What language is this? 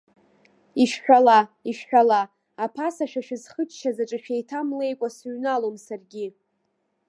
Abkhazian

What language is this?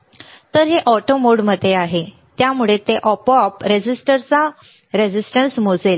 Marathi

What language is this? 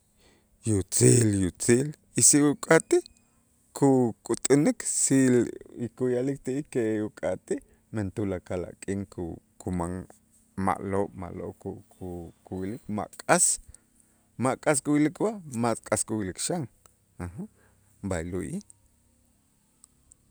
Itzá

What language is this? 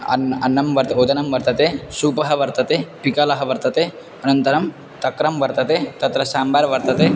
Sanskrit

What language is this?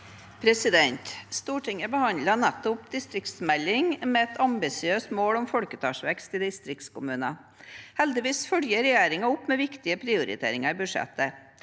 Norwegian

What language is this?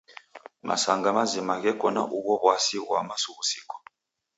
Taita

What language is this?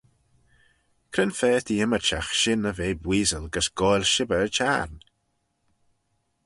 Manx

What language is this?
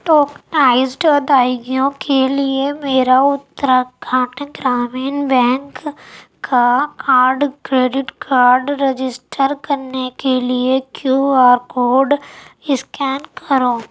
Urdu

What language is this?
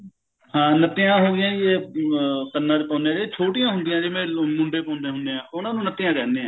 Punjabi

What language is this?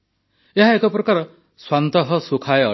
Odia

